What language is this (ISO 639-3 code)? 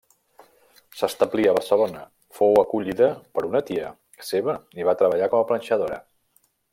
cat